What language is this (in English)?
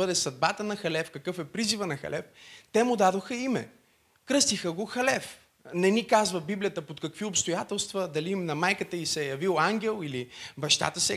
Bulgarian